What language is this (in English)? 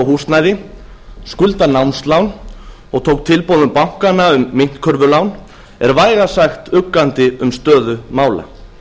Icelandic